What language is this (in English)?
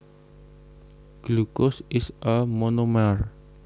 Javanese